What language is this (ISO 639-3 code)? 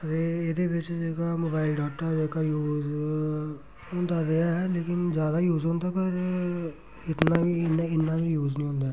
doi